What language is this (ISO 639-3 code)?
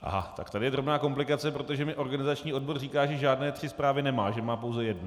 ces